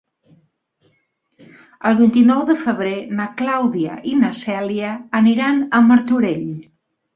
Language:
Catalan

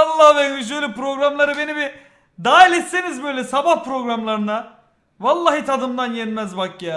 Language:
Turkish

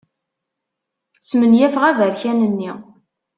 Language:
Kabyle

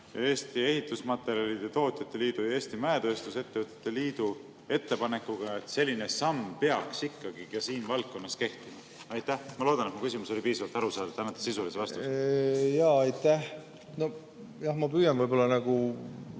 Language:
Estonian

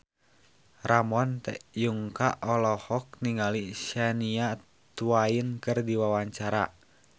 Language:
Sundanese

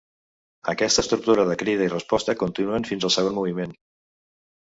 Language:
Catalan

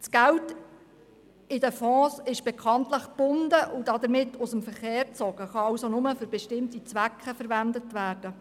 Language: Swiss German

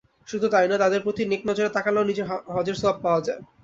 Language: Bangla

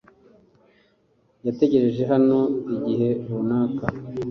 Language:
Kinyarwanda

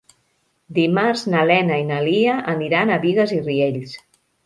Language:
Catalan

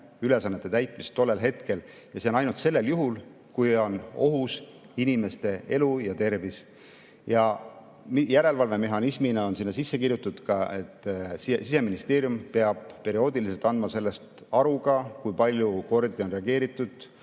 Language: Estonian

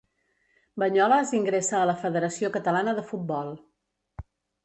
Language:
Catalan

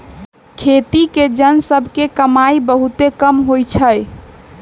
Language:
Magahi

